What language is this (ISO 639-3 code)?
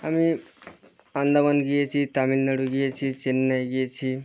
ben